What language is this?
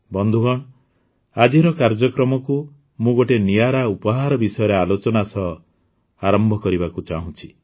Odia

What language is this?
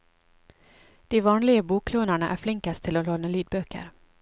Norwegian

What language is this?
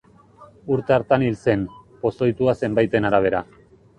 Basque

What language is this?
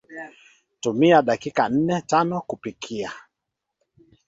Swahili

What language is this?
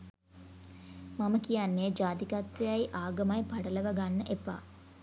Sinhala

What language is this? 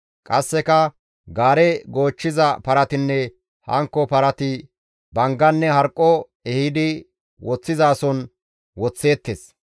Gamo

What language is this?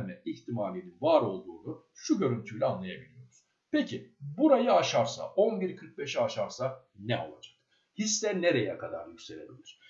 Turkish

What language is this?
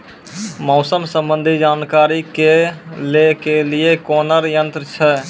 Maithili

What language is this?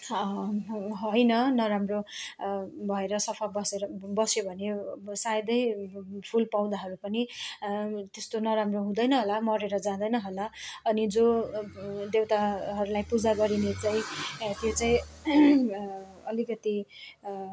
Nepali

